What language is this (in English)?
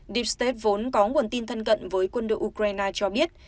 Vietnamese